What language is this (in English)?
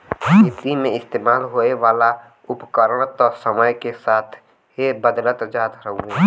Bhojpuri